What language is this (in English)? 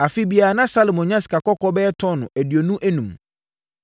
Akan